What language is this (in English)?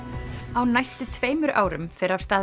Icelandic